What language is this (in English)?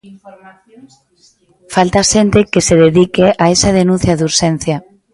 Galician